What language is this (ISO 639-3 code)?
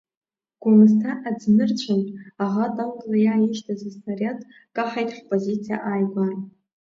abk